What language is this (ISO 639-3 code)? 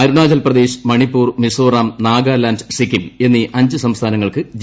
mal